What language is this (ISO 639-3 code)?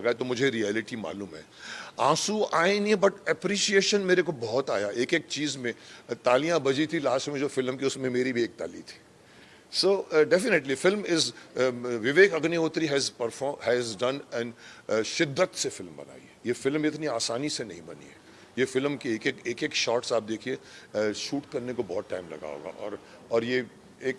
hin